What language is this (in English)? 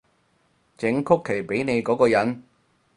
Cantonese